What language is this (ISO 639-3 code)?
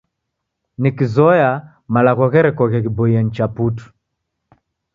dav